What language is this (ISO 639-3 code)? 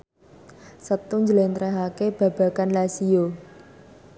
jav